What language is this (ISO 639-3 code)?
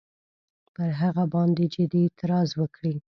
pus